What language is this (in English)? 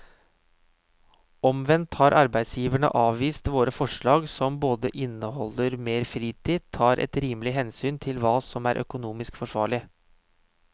Norwegian